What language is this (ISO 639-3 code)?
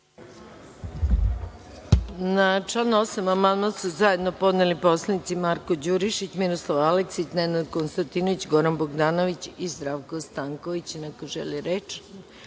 srp